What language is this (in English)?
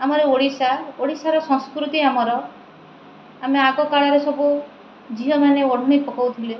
Odia